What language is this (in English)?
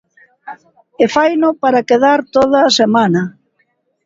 Galician